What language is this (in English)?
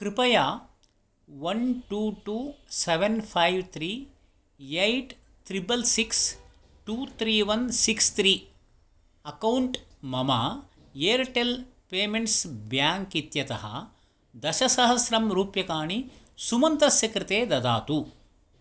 Sanskrit